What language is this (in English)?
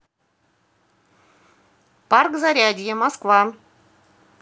Russian